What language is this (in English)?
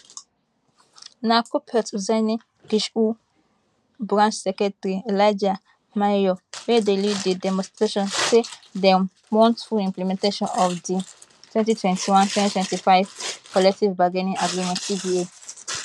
Nigerian Pidgin